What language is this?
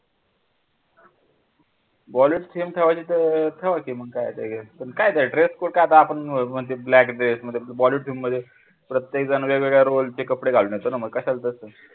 Marathi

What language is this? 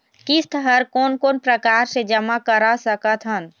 Chhattisgarhi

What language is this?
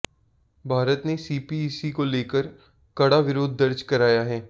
Hindi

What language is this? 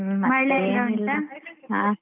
Kannada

